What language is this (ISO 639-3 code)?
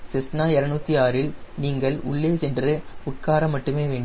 tam